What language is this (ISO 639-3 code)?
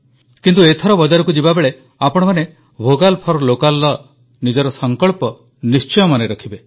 ori